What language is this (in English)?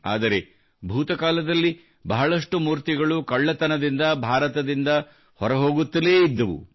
Kannada